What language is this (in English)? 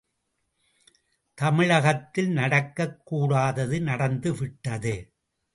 Tamil